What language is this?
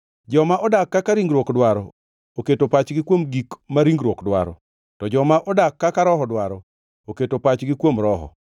Luo (Kenya and Tanzania)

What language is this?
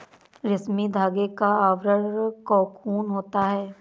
Hindi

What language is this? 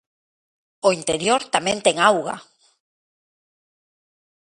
Galician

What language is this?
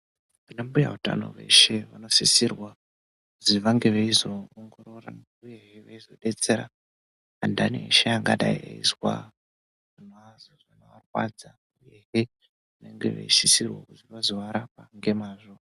Ndau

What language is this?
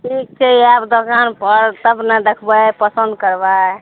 Maithili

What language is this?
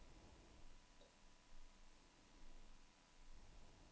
Danish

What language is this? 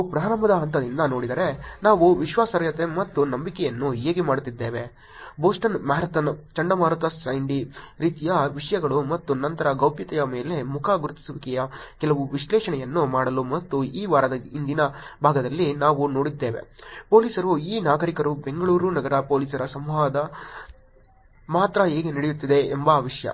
Kannada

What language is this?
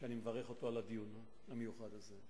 Hebrew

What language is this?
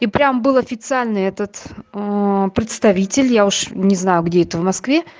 Russian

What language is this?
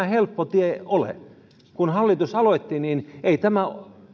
Finnish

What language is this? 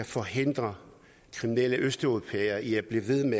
Danish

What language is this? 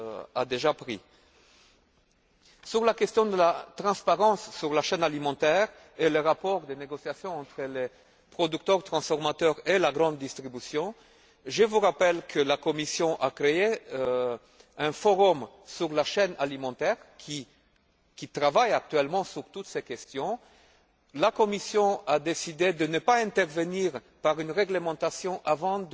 French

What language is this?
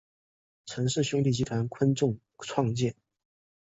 Chinese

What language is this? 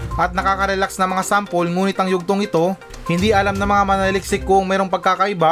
Filipino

